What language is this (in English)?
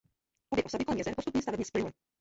Czech